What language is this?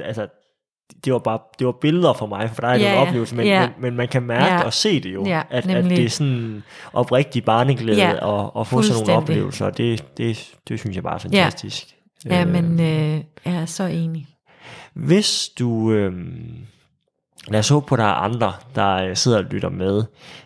Danish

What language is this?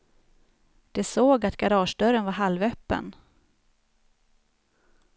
Swedish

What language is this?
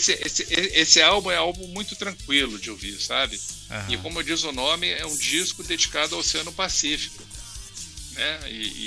Portuguese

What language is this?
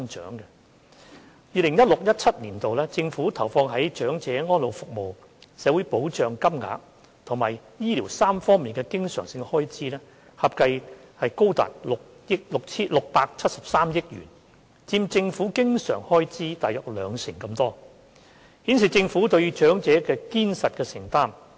Cantonese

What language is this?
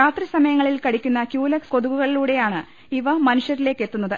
Malayalam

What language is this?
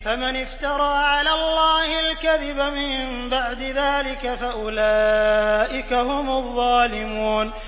Arabic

